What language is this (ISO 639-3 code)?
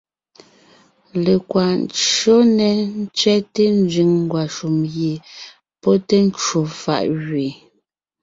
nnh